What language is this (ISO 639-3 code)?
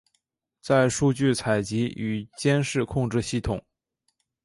zho